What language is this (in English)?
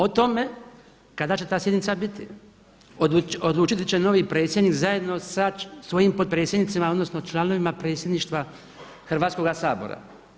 Croatian